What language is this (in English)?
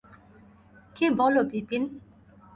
Bangla